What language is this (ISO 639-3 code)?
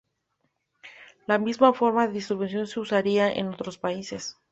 spa